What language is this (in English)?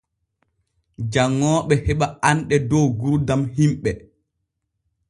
Borgu Fulfulde